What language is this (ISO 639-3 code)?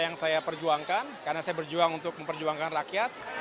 ind